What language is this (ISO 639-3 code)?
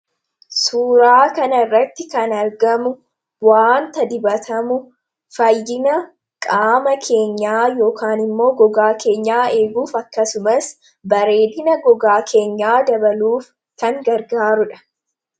orm